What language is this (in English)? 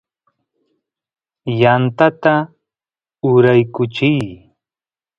Santiago del Estero Quichua